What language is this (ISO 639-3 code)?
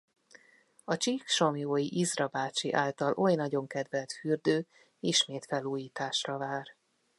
hun